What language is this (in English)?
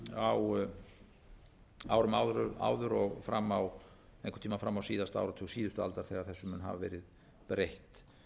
Icelandic